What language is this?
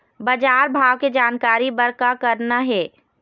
Chhattisgarhi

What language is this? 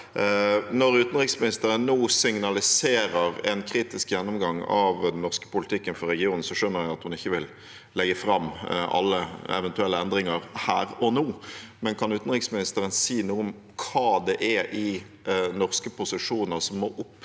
Norwegian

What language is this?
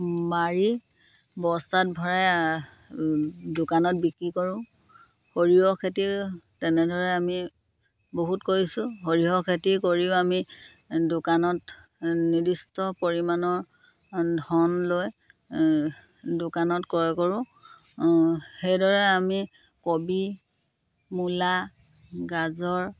Assamese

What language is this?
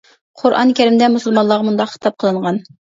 Uyghur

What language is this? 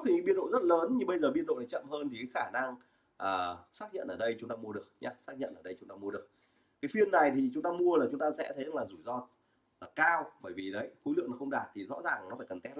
Vietnamese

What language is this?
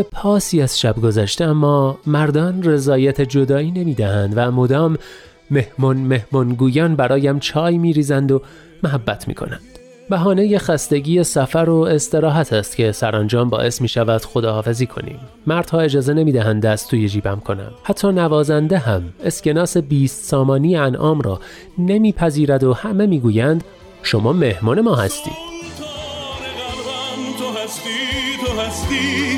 Persian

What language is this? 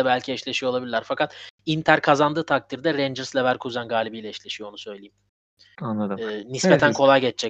Turkish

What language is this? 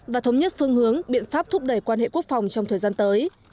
Vietnamese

